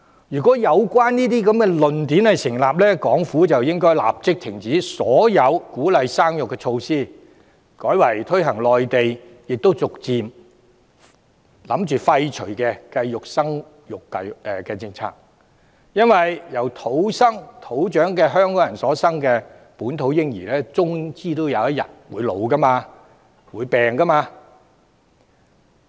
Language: Cantonese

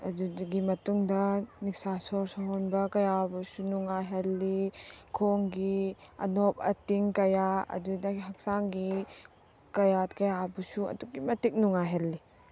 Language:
Manipuri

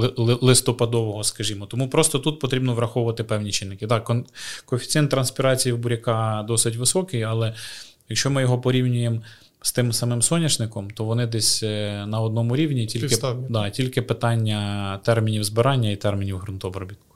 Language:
Ukrainian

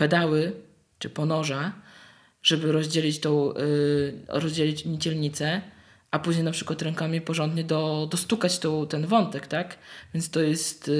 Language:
Polish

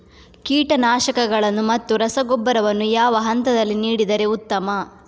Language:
Kannada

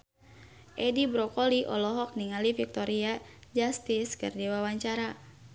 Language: Sundanese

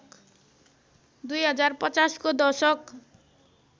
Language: Nepali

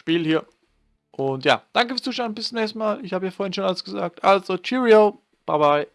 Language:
German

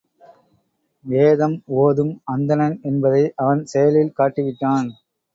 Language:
Tamil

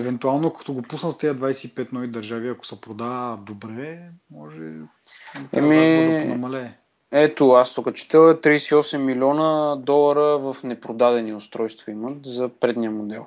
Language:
Bulgarian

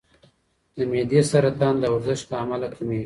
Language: Pashto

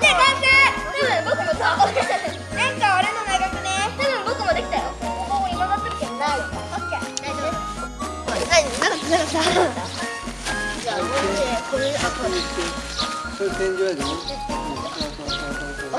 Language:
Japanese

